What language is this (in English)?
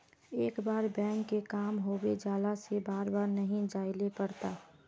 Magahi